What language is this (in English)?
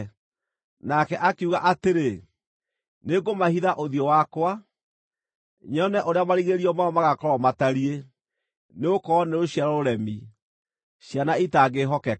Kikuyu